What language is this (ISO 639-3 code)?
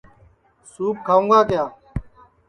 ssi